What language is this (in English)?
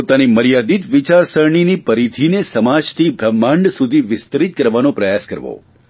Gujarati